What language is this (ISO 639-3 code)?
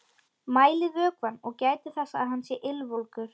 isl